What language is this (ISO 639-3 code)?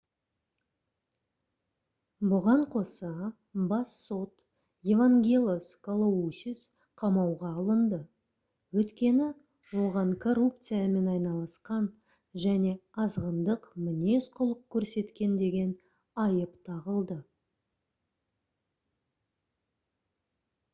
kaz